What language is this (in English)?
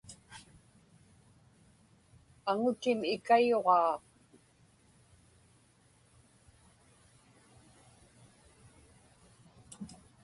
Inupiaq